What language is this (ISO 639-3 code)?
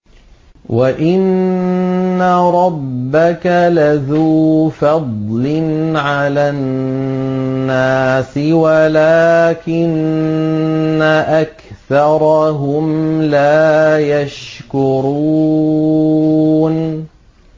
ara